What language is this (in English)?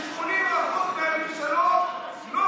Hebrew